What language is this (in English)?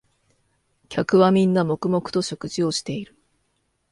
Japanese